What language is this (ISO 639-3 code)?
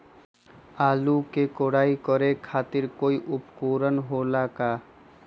mag